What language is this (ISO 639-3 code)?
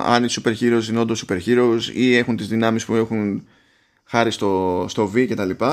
ell